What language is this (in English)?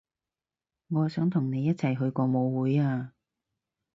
Cantonese